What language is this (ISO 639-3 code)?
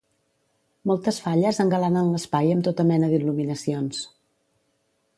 cat